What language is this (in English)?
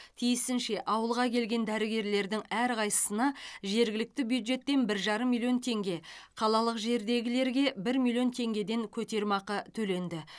Kazakh